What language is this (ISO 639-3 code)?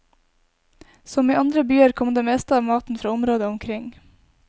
nor